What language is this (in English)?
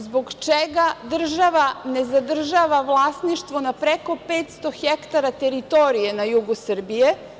Serbian